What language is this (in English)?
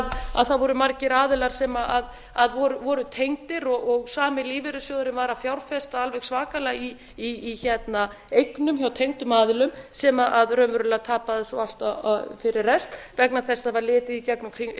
Icelandic